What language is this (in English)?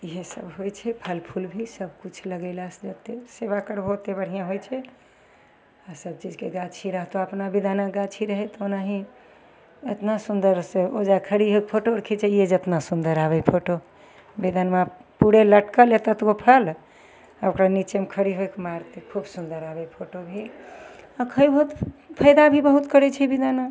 Maithili